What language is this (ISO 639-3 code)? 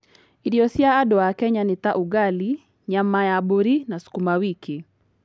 kik